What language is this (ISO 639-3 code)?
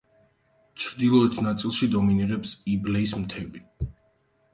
kat